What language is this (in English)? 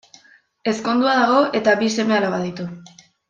Basque